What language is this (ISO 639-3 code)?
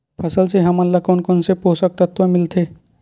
hne